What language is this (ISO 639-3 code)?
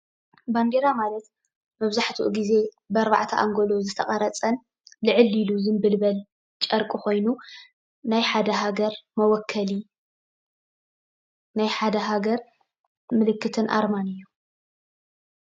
tir